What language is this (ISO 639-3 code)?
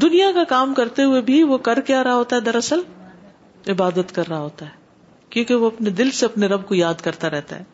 urd